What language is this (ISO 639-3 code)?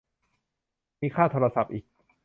tha